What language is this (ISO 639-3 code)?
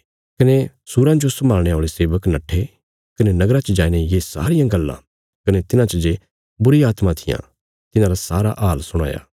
kfs